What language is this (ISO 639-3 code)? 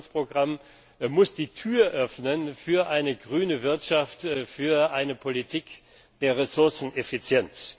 deu